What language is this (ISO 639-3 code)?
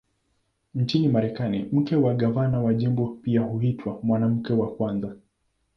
swa